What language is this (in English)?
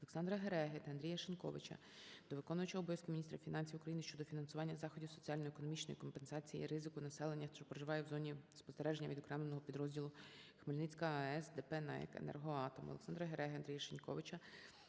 Ukrainian